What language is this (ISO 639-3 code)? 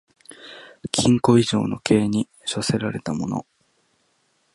jpn